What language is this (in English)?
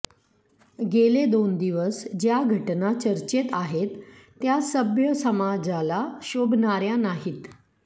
Marathi